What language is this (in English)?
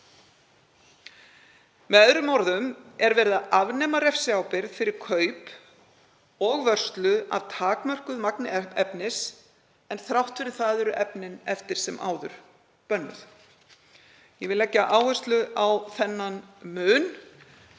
Icelandic